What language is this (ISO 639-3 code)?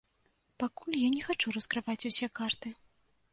bel